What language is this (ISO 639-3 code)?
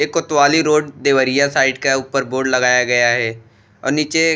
bho